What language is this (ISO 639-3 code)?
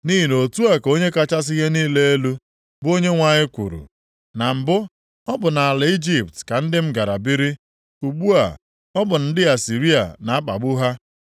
ibo